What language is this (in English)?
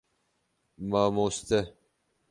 Kurdish